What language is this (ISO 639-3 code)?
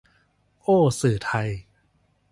tha